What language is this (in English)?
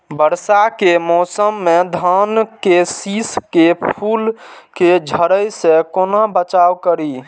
Maithili